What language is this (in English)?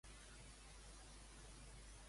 Catalan